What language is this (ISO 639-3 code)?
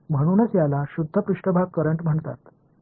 mar